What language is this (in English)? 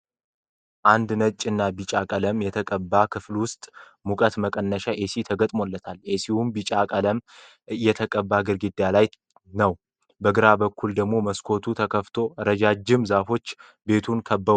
Amharic